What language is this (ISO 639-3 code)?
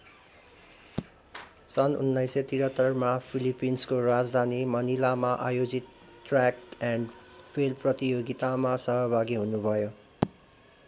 nep